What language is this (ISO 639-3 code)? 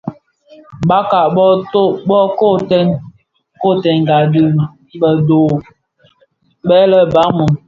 ksf